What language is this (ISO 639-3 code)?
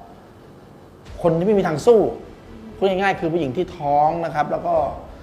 tha